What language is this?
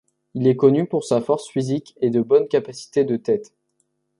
French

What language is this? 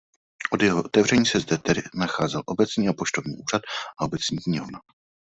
Czech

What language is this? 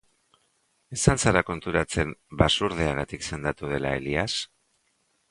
Basque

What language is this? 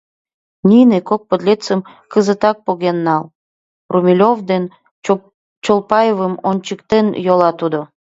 Mari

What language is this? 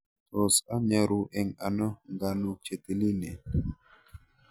Kalenjin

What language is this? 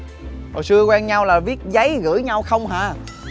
Vietnamese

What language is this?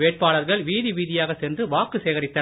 Tamil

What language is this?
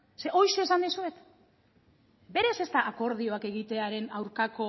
Basque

